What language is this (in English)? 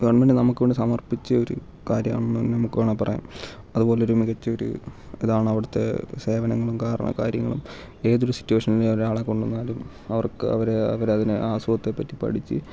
Malayalam